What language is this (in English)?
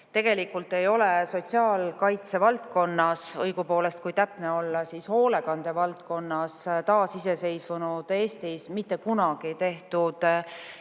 Estonian